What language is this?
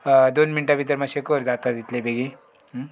Konkani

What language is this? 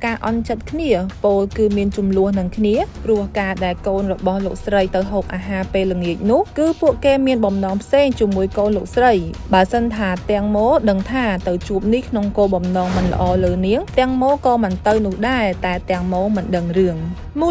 Thai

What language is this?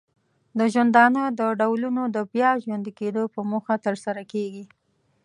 Pashto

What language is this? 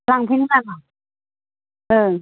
Bodo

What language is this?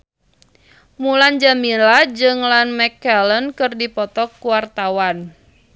Sundanese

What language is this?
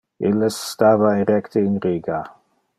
Interlingua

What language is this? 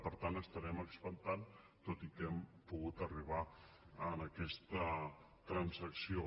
Catalan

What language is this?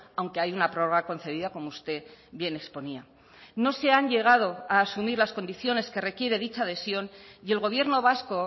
Spanish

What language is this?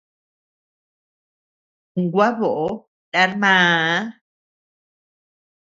Tepeuxila Cuicatec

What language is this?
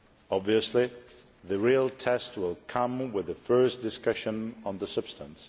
English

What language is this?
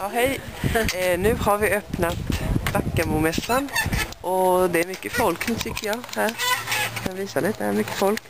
Swedish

